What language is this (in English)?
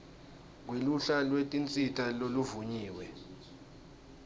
Swati